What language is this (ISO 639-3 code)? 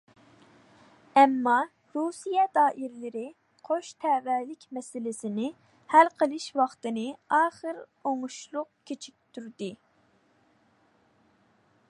uig